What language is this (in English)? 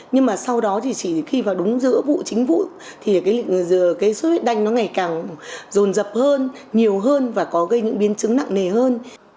Vietnamese